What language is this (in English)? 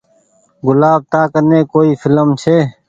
Goaria